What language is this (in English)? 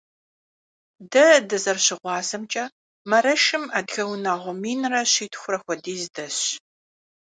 Kabardian